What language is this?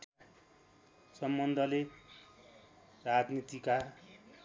Nepali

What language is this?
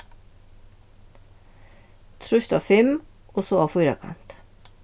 Faroese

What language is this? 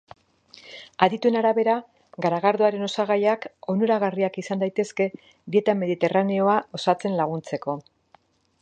Basque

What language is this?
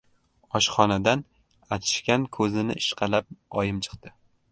Uzbek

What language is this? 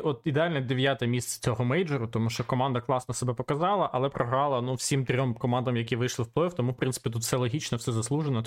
Ukrainian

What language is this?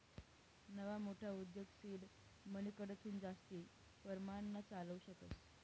Marathi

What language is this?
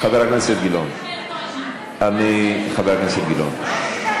Hebrew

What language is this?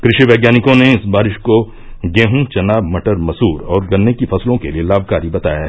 Hindi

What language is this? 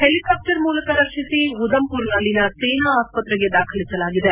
Kannada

